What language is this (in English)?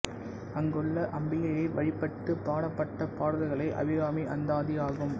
Tamil